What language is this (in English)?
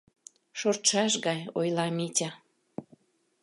Mari